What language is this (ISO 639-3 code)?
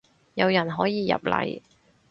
yue